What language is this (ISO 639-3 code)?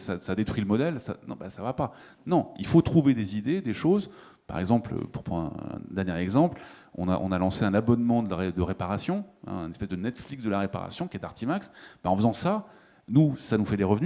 fra